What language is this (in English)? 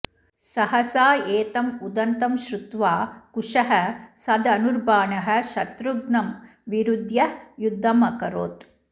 Sanskrit